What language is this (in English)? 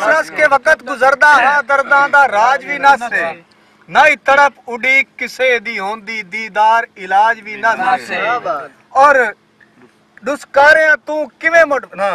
Hindi